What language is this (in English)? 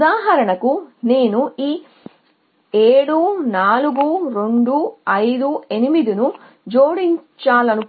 Telugu